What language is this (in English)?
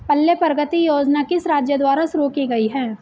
Hindi